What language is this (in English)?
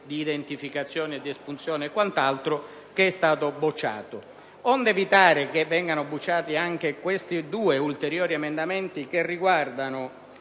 Italian